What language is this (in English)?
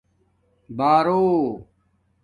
Domaaki